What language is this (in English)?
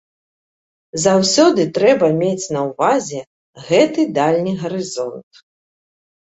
Belarusian